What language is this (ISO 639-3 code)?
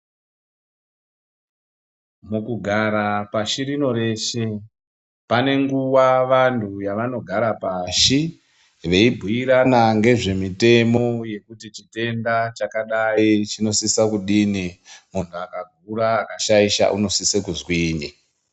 ndc